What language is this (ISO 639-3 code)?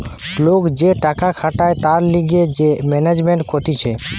ben